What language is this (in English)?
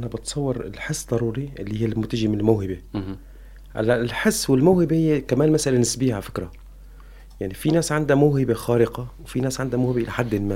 Arabic